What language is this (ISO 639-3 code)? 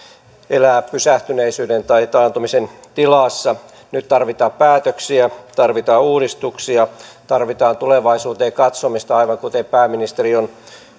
fin